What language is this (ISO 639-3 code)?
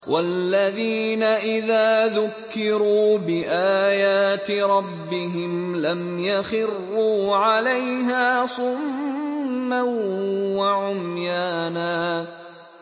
ara